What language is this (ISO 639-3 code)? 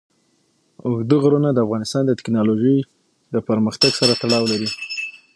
pus